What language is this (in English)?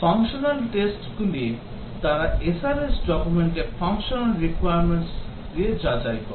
Bangla